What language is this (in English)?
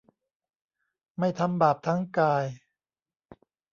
Thai